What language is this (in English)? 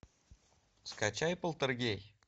Russian